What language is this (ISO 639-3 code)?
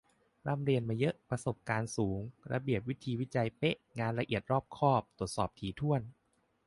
tha